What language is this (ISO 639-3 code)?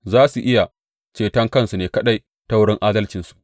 hau